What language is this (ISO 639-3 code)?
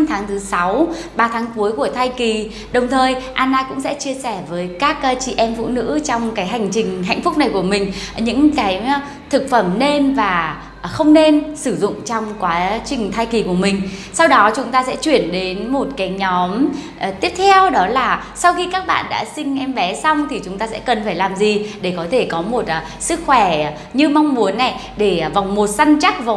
vie